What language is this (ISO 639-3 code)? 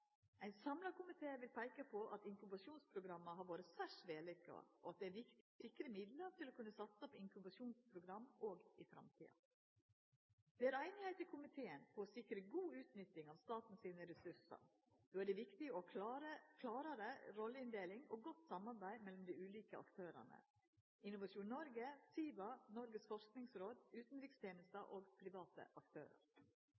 nno